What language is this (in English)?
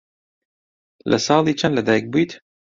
Central Kurdish